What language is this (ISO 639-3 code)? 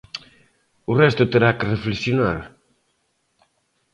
glg